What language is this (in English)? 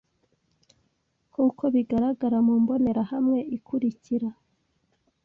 Kinyarwanda